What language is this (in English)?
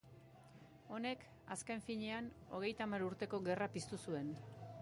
Basque